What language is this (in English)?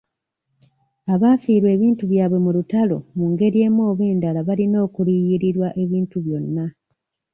Ganda